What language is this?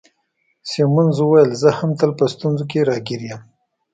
Pashto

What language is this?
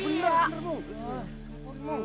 Indonesian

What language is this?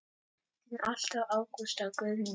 Icelandic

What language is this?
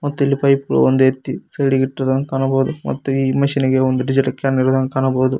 Kannada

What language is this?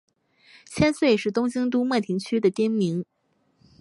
Chinese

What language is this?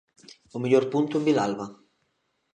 Galician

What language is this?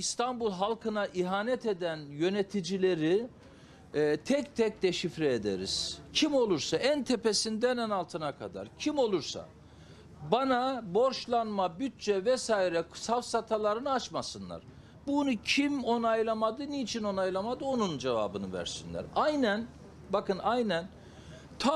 Turkish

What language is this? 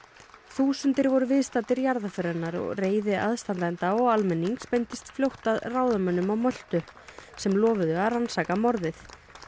Icelandic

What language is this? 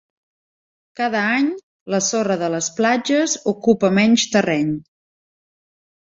Catalan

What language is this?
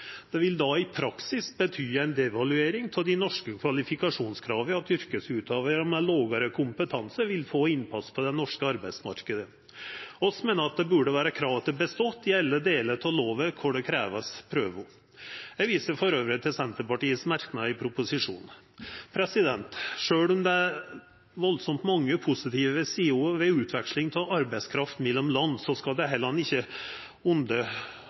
Norwegian Nynorsk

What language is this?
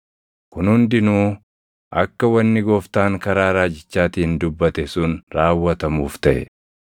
Oromo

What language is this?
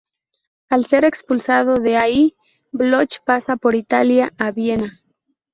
Spanish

